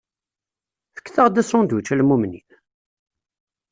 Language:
Kabyle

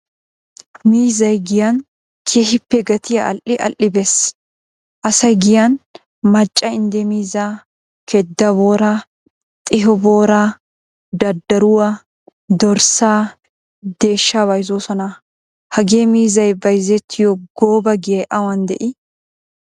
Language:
Wolaytta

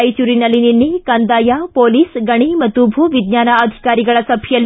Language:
Kannada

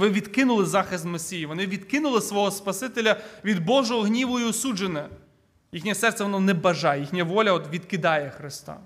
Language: Ukrainian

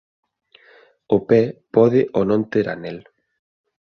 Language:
Galician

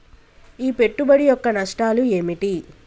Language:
Telugu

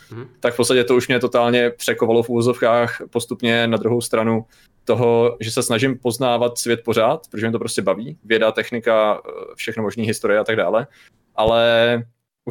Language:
Czech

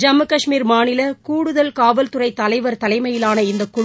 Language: Tamil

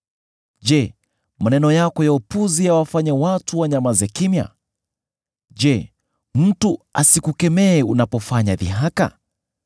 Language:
Swahili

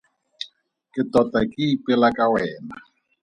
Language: Tswana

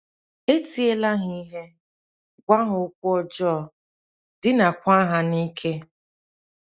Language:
Igbo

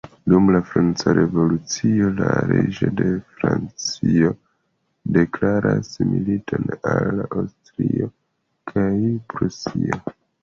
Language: Esperanto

